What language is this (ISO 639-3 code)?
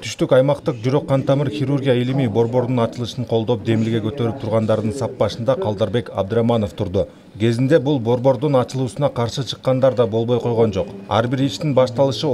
tur